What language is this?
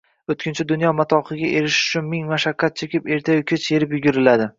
Uzbek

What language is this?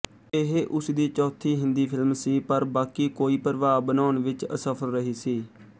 Punjabi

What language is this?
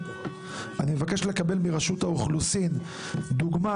Hebrew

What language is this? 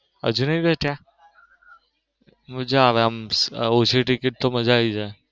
Gujarati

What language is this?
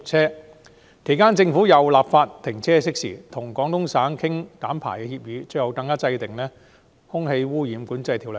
Cantonese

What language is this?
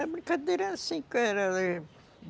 Portuguese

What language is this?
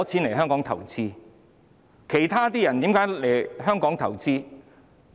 Cantonese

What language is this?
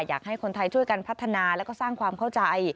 Thai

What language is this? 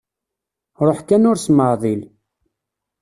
Kabyle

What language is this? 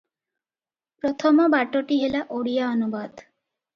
Odia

